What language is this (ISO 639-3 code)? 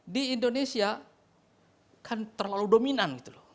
ind